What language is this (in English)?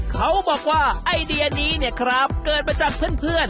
Thai